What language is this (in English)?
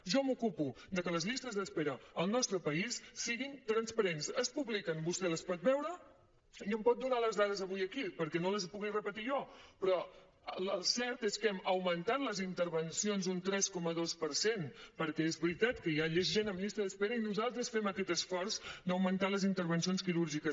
Catalan